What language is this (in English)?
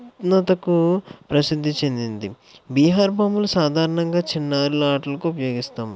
Telugu